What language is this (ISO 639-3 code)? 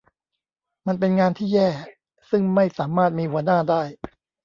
tha